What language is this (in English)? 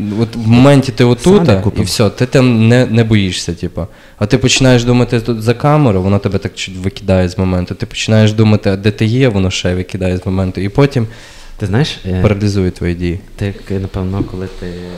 Ukrainian